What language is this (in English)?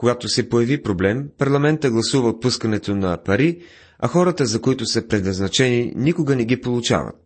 Bulgarian